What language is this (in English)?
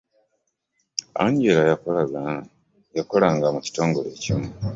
Ganda